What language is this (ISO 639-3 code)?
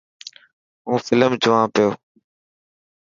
mki